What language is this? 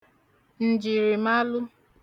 Igbo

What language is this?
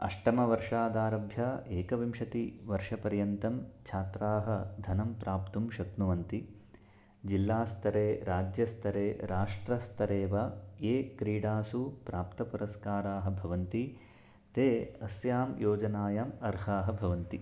Sanskrit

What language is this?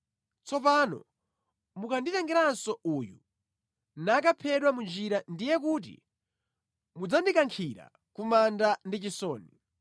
Nyanja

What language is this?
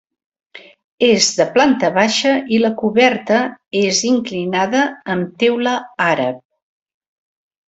Catalan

